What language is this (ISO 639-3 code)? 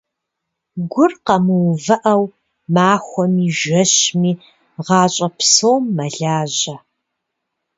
kbd